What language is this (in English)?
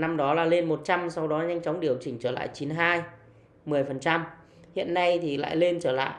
Vietnamese